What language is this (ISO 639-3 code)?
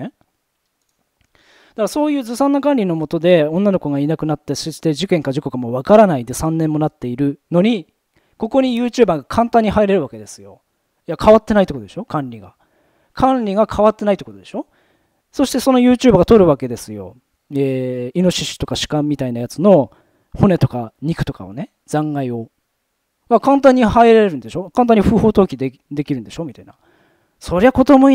jpn